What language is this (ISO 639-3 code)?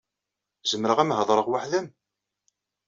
kab